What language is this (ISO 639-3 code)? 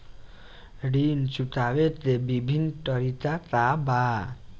bho